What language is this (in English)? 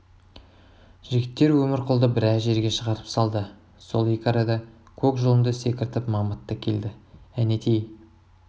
Kazakh